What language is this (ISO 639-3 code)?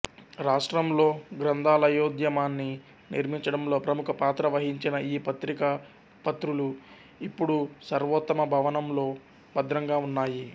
tel